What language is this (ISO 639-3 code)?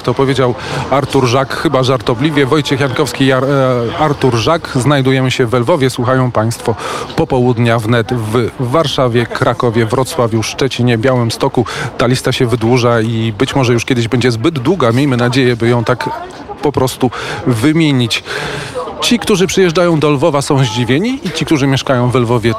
pol